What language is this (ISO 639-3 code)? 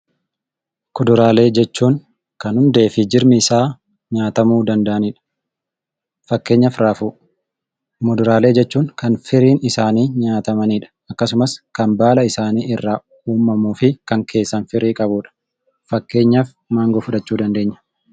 orm